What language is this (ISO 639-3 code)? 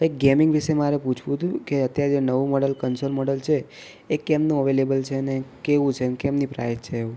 guj